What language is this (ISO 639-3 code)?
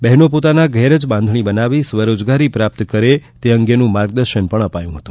guj